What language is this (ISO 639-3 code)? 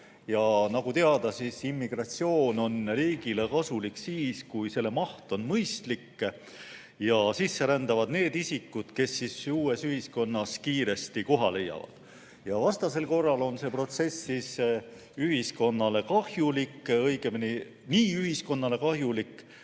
est